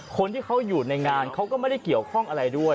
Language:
Thai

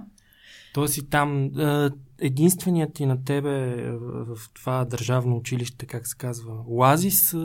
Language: Bulgarian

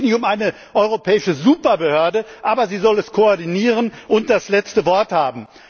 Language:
German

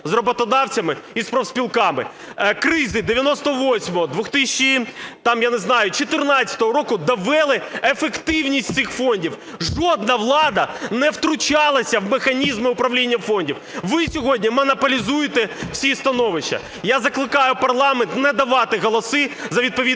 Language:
Ukrainian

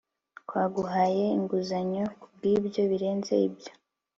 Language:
Kinyarwanda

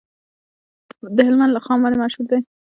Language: Pashto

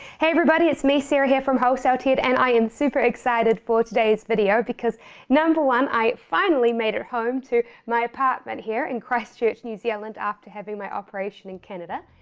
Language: English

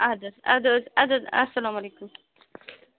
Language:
Kashmiri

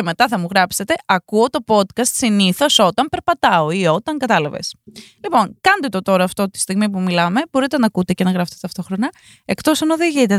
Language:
Greek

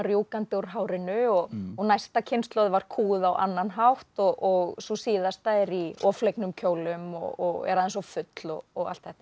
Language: Icelandic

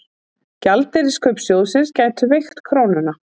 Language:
Icelandic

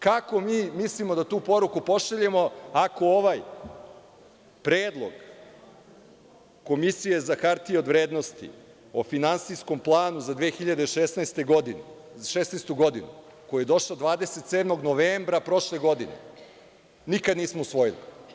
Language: Serbian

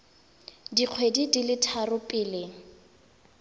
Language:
Tswana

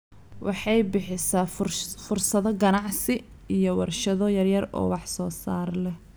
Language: Somali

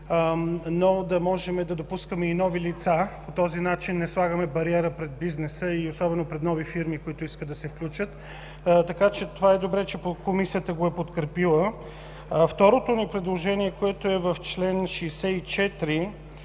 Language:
Bulgarian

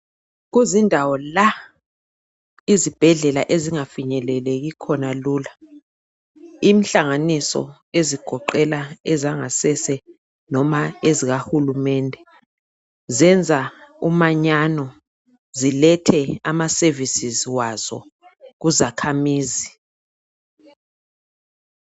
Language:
North Ndebele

